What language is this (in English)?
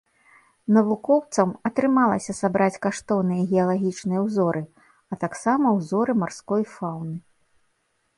Belarusian